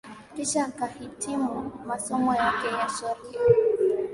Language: Swahili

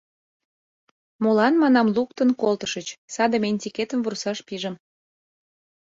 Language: Mari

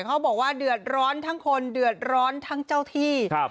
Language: Thai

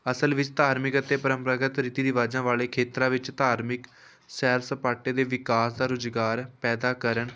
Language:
Punjabi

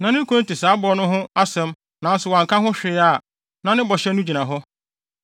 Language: Akan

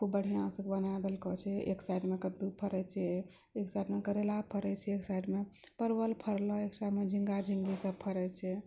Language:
Maithili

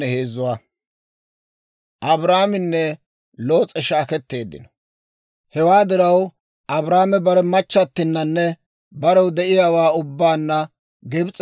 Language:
Dawro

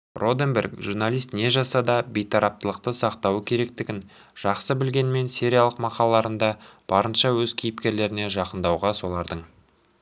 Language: Kazakh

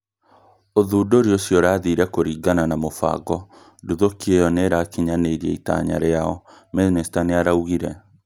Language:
Kikuyu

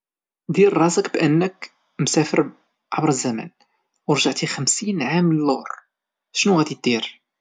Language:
Moroccan Arabic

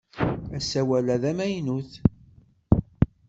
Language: Kabyle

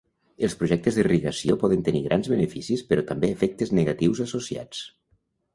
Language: Catalan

